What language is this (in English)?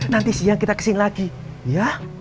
Indonesian